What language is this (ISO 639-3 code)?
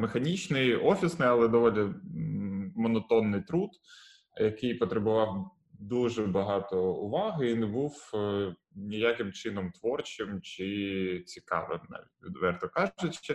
ukr